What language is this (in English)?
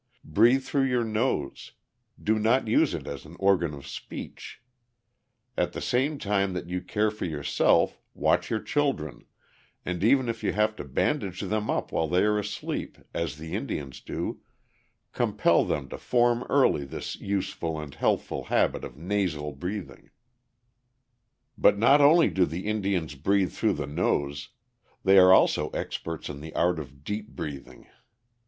English